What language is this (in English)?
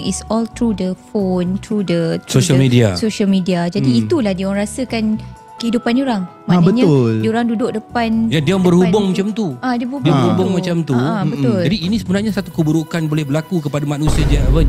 Malay